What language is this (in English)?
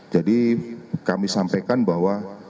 Indonesian